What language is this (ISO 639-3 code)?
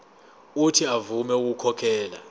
zul